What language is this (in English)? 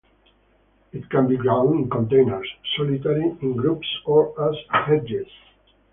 English